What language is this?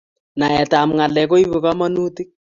Kalenjin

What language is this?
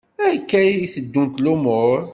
Kabyle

